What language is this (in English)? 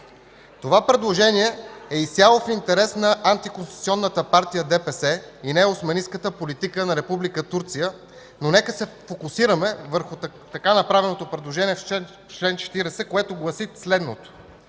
Bulgarian